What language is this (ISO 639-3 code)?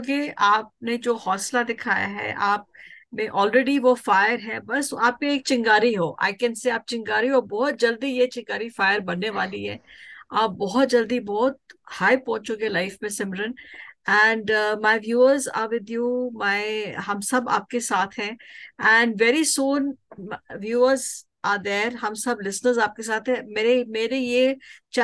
hin